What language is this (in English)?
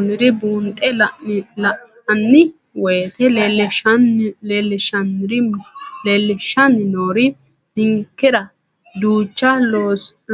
Sidamo